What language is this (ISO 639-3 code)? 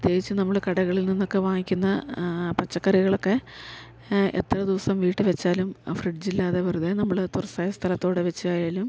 mal